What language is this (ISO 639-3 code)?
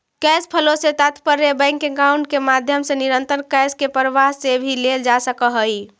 mag